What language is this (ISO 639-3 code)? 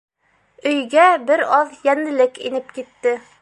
bak